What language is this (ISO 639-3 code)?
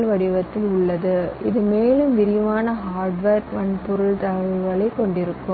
tam